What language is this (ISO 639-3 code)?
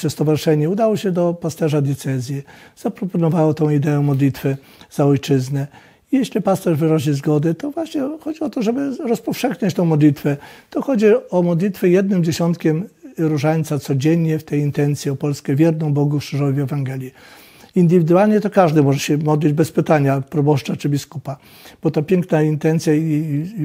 pol